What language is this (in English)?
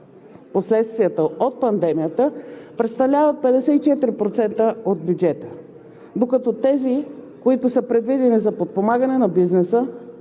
Bulgarian